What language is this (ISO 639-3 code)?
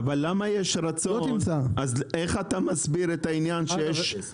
heb